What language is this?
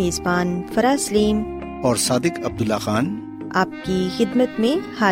Urdu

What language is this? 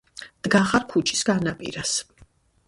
Georgian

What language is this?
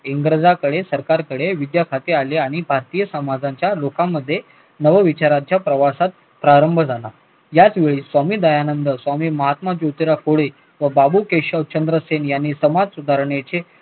Marathi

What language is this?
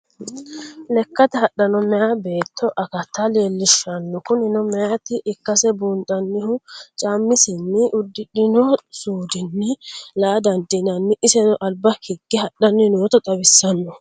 Sidamo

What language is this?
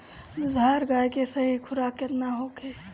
Bhojpuri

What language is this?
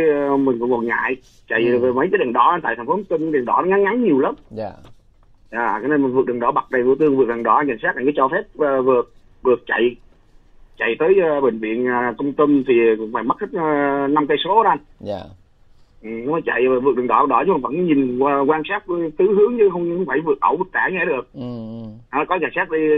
Vietnamese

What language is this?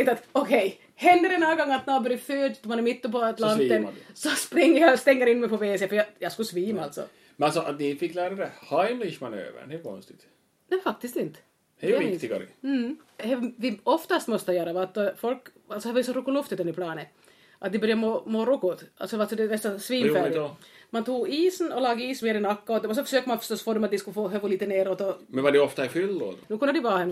Swedish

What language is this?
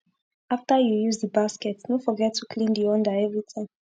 Nigerian Pidgin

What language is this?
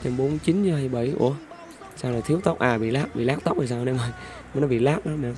Vietnamese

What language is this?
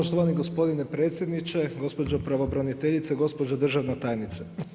Croatian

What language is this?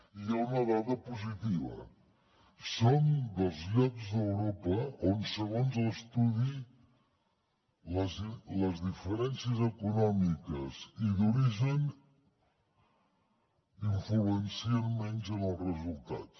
Catalan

